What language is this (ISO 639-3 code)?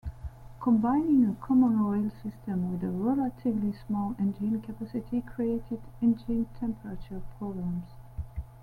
eng